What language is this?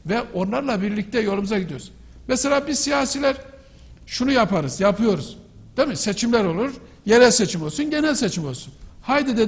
Turkish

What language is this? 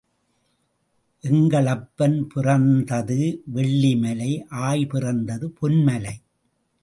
Tamil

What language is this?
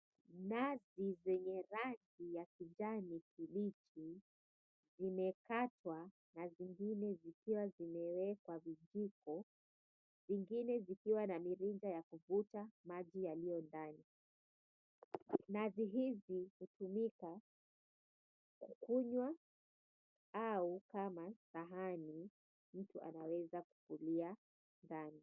Swahili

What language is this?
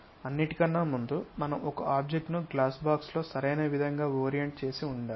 Telugu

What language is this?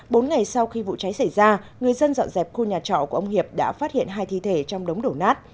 Vietnamese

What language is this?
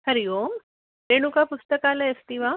Sanskrit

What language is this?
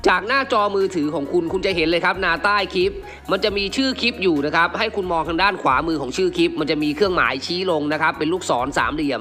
Thai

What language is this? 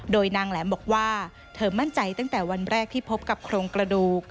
Thai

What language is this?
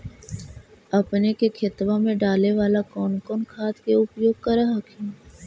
Magahi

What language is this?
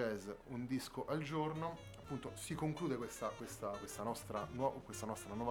Italian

